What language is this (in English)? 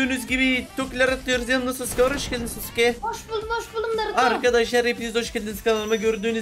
Turkish